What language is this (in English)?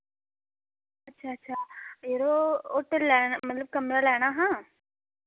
Dogri